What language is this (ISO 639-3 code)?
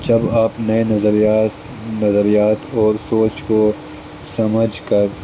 urd